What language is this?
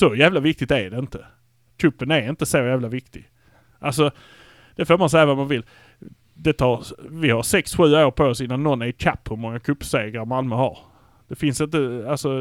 Swedish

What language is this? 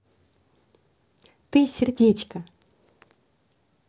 Russian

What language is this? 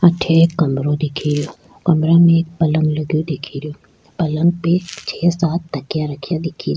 Rajasthani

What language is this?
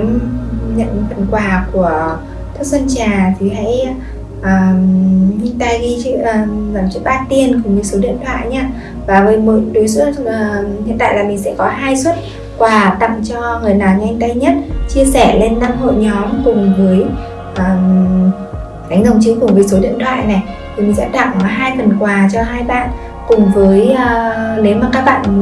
Vietnamese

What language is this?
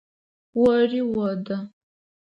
Adyghe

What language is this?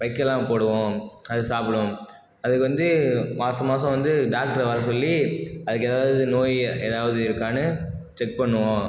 Tamil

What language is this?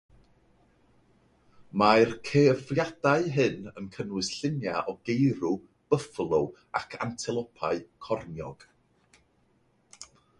Welsh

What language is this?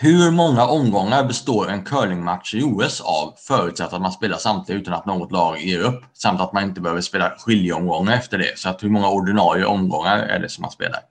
Swedish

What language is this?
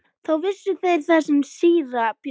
Icelandic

